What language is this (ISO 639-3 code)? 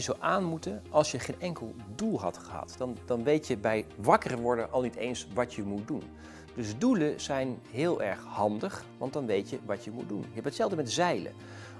nld